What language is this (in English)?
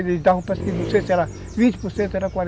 Portuguese